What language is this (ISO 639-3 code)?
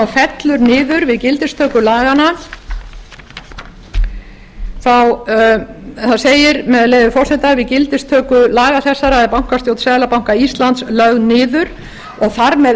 isl